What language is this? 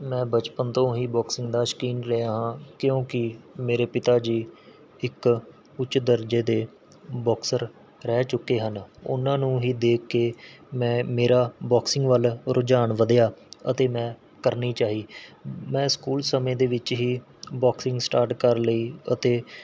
Punjabi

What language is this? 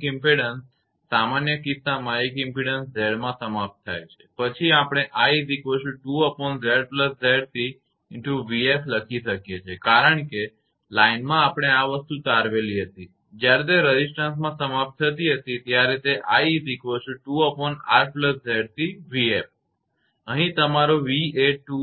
Gujarati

